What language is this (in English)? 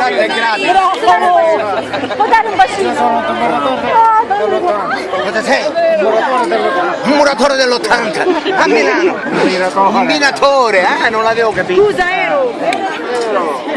Italian